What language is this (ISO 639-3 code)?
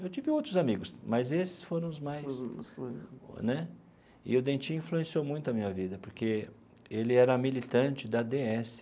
por